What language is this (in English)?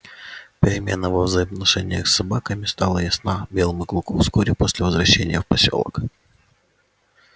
Russian